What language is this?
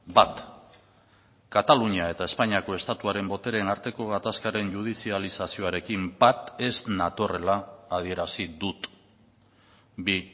Basque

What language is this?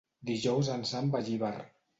Catalan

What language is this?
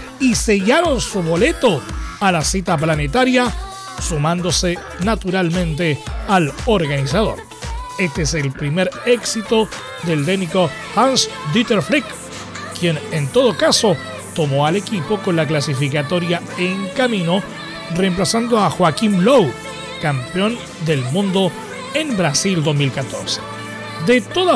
Spanish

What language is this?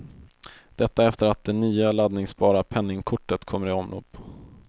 Swedish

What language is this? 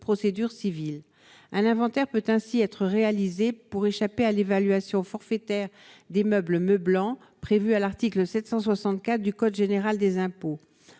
French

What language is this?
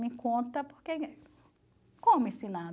Portuguese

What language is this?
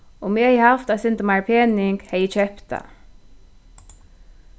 Faroese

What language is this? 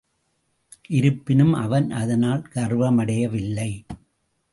Tamil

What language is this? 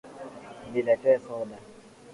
Swahili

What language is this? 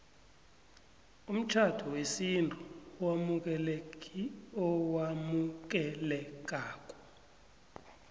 South Ndebele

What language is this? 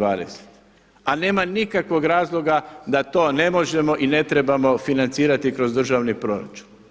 Croatian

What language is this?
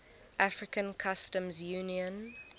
English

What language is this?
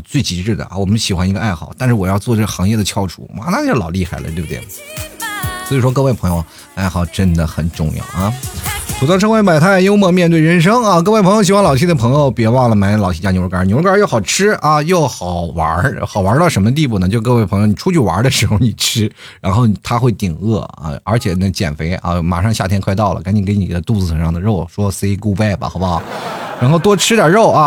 Chinese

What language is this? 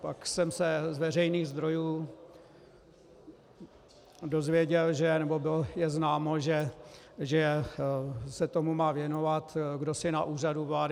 Czech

